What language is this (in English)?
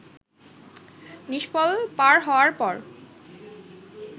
Bangla